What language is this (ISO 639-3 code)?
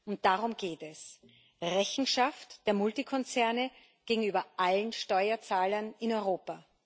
deu